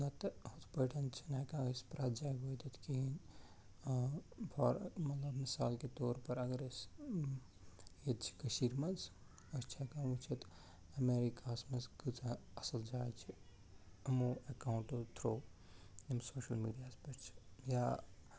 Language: Kashmiri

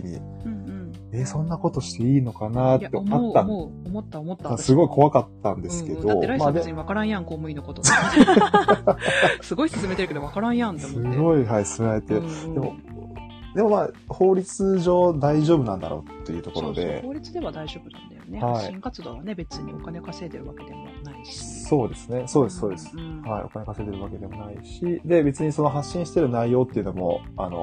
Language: Japanese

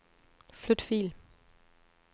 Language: Danish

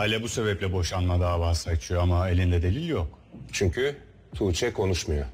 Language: Turkish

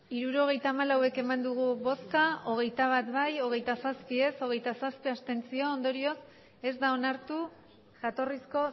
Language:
Basque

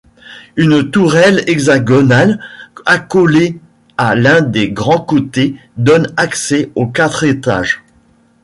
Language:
French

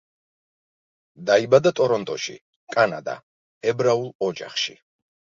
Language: Georgian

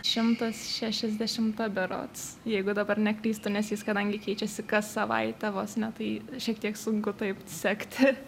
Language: Lithuanian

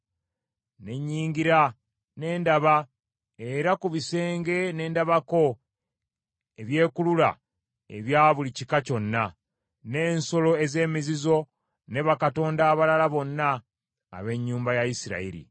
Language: Ganda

